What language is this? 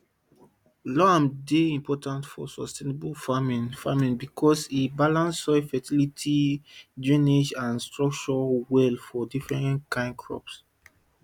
Nigerian Pidgin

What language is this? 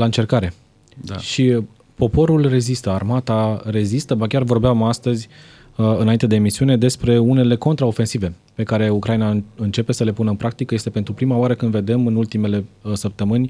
Romanian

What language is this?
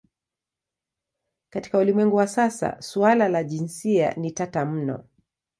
Swahili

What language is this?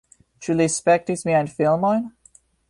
Esperanto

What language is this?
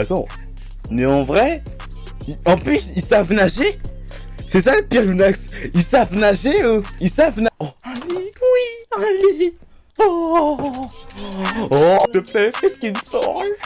French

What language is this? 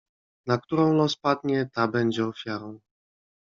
Polish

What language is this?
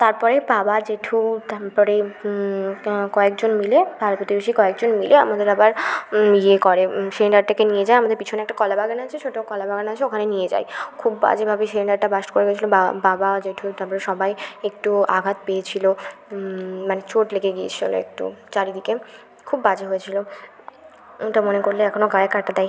Bangla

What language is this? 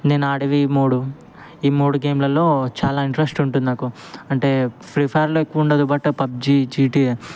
Telugu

